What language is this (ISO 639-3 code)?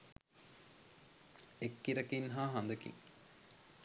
sin